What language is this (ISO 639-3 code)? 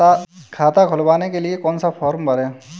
hin